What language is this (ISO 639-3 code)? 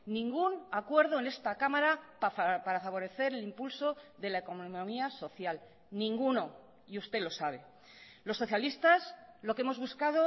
spa